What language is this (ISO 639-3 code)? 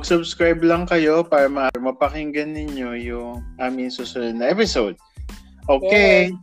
fil